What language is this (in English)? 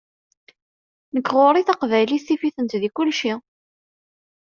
Kabyle